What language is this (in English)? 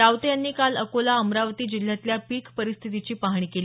Marathi